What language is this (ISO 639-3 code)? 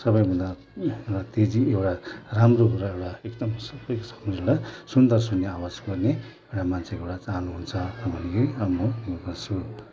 nep